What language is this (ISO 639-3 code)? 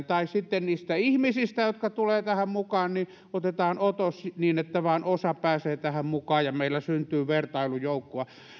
fin